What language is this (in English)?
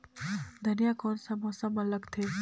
Chhattisgarhi